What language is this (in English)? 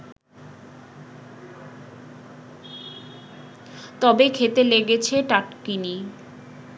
Bangla